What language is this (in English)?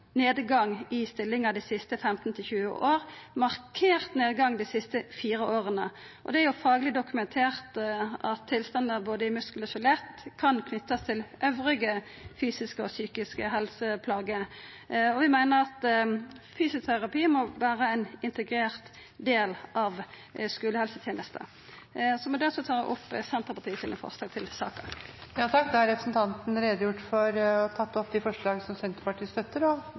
Norwegian